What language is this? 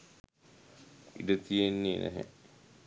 Sinhala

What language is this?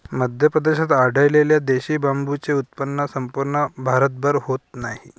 Marathi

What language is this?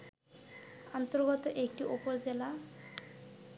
Bangla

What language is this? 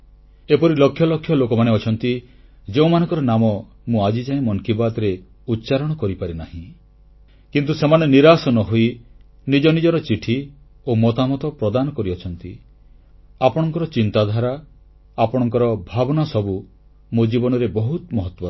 Odia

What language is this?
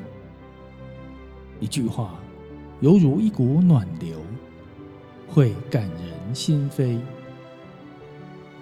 Chinese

